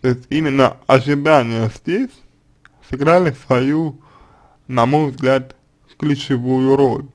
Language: Russian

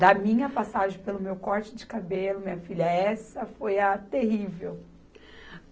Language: Portuguese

